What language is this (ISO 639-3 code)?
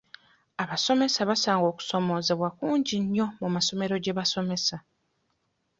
lug